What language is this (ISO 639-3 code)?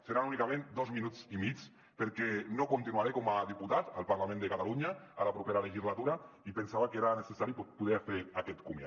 cat